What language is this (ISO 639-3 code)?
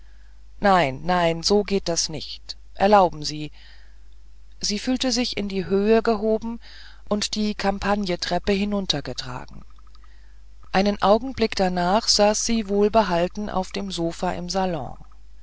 deu